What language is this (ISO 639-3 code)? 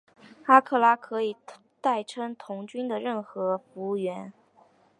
zho